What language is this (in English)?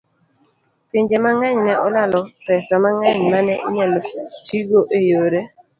Luo (Kenya and Tanzania)